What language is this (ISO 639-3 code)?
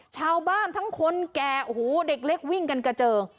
tha